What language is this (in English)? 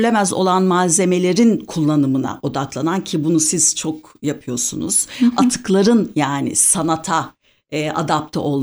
Turkish